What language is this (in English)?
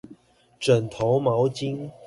Chinese